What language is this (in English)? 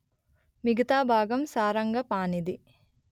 Telugu